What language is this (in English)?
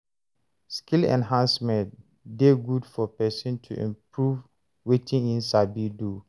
Nigerian Pidgin